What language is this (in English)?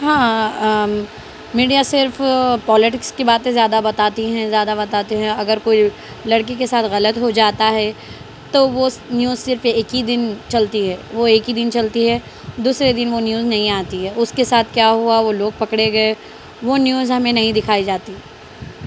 Urdu